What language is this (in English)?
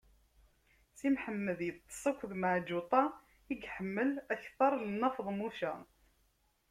Kabyle